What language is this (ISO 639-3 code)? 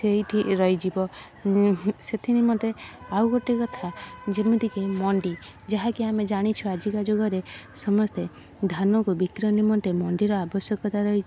ori